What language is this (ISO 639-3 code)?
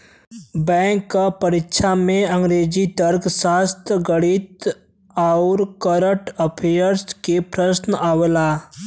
bho